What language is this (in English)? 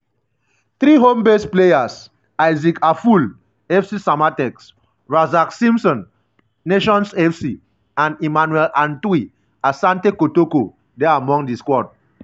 Nigerian Pidgin